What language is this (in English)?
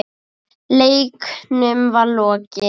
Icelandic